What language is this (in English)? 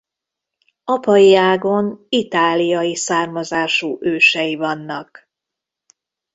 Hungarian